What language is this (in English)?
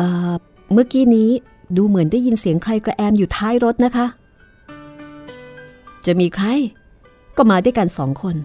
Thai